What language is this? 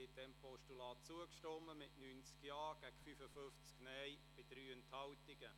Swiss German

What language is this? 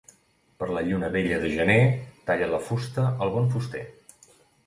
Catalan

